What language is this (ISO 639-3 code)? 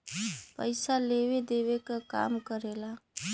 bho